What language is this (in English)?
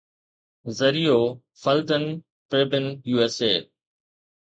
Sindhi